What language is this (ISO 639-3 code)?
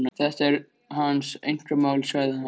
isl